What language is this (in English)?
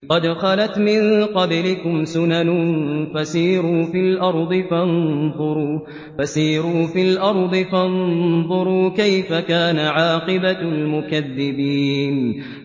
Arabic